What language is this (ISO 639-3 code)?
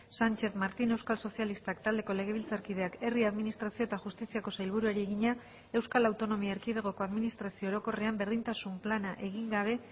eus